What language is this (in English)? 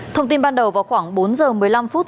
Vietnamese